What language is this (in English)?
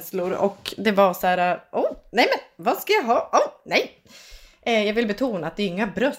Swedish